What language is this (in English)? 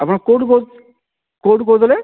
Odia